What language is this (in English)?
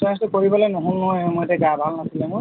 Assamese